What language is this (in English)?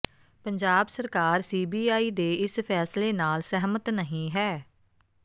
Punjabi